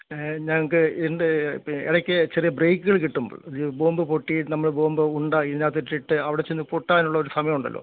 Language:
Malayalam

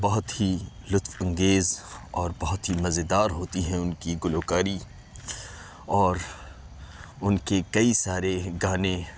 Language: Urdu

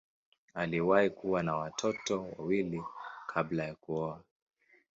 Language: Swahili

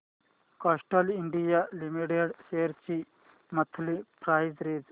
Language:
Marathi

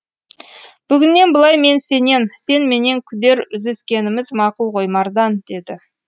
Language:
Kazakh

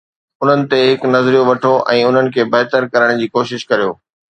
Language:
Sindhi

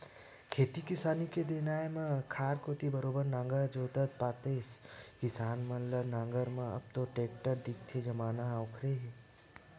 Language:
Chhattisgarhi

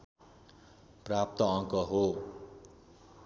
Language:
Nepali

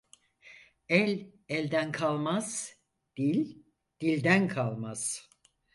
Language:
Turkish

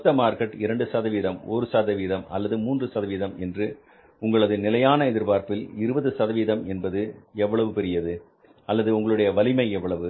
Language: Tamil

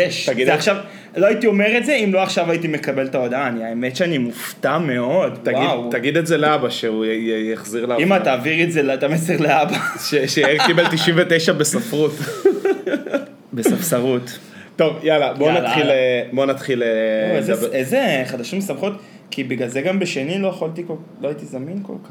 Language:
Hebrew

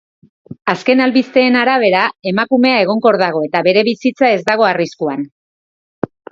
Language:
Basque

